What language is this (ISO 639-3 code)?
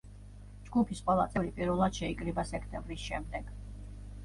kat